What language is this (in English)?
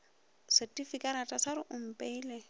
Northern Sotho